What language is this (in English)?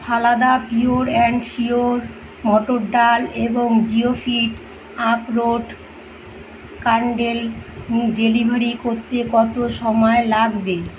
Bangla